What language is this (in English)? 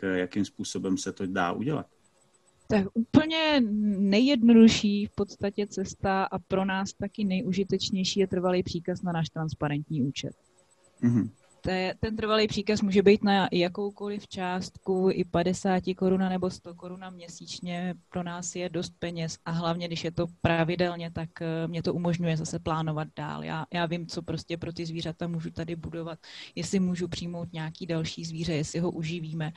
Czech